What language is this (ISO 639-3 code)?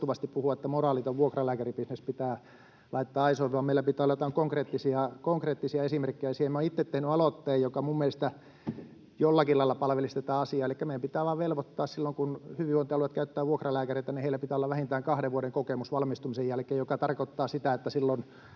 fin